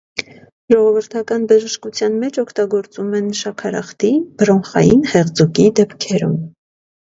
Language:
Armenian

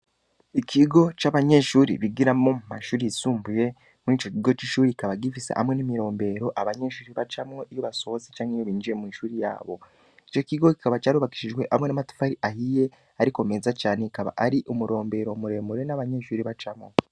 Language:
Rundi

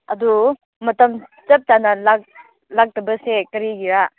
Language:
Manipuri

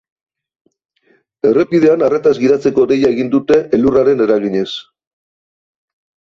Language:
Basque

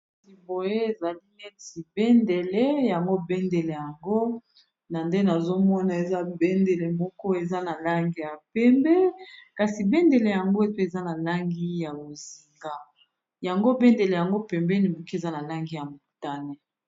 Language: Lingala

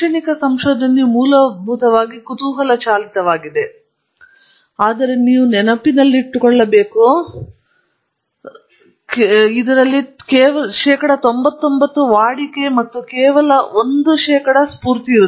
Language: Kannada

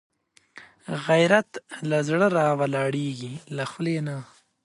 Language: Pashto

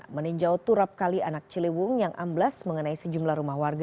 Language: Indonesian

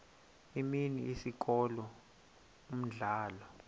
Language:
Xhosa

